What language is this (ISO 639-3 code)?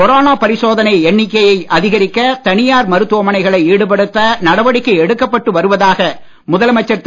tam